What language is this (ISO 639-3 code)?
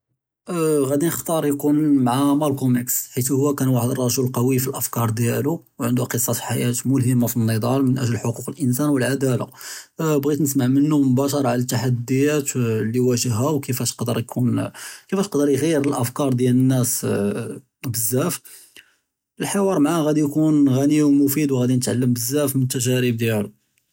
jrb